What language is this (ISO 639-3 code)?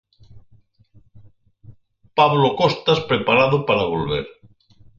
glg